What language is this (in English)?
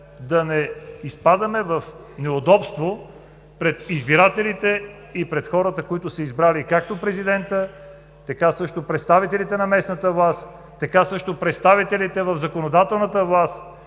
Bulgarian